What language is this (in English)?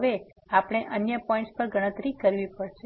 Gujarati